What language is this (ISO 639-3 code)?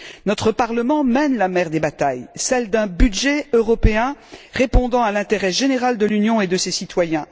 fra